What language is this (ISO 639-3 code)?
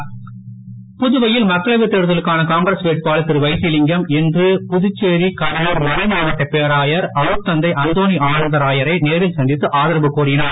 tam